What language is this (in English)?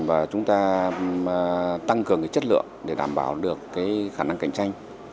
Vietnamese